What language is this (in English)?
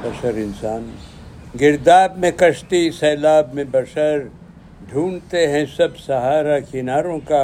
Urdu